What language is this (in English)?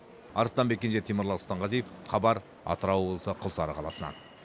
Kazakh